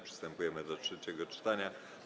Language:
Polish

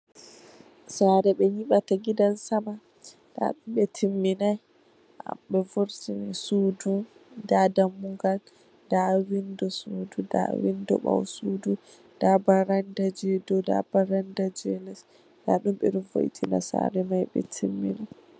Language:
Fula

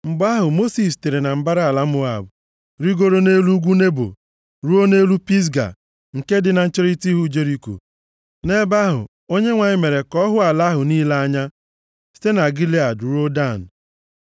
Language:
Igbo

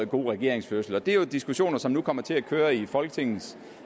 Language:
Danish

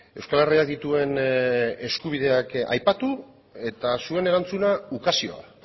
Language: Basque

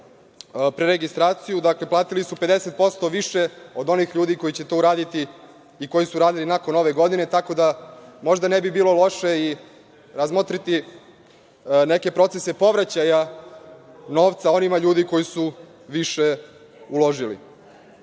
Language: Serbian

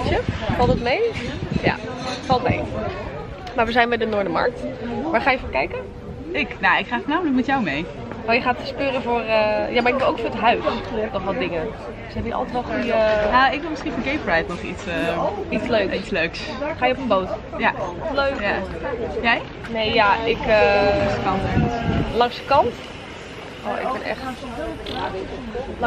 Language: Dutch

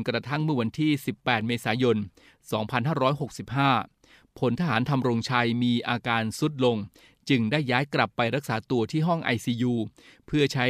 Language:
Thai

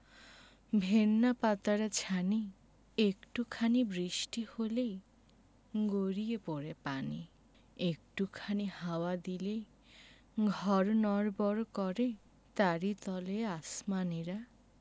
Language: Bangla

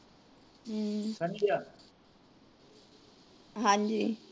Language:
Punjabi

